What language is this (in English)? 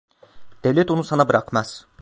Turkish